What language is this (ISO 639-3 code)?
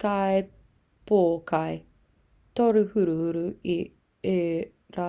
mri